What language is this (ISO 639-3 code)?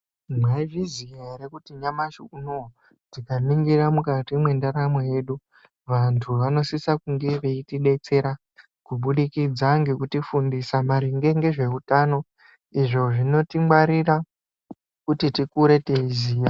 ndc